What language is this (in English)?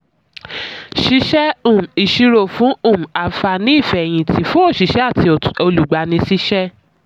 Yoruba